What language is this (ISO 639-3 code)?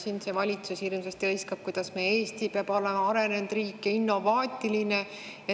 est